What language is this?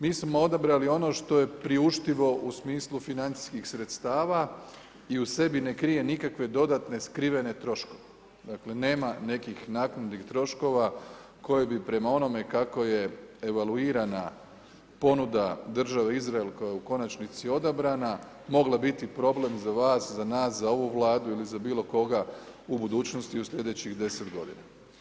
Croatian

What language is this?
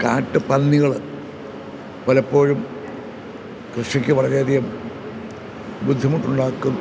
Malayalam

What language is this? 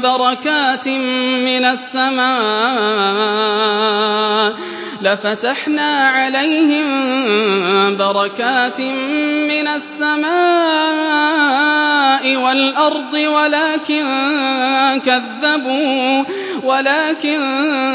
Arabic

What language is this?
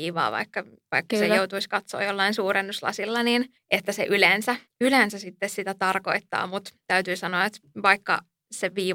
Finnish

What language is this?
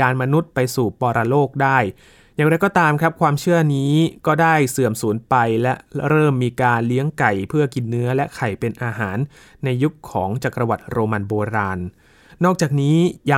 Thai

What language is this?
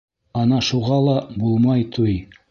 Bashkir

